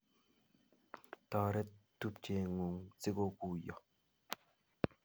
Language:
Kalenjin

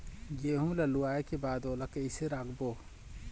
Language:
Chhattisgarhi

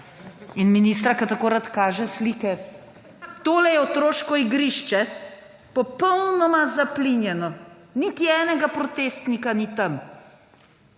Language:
Slovenian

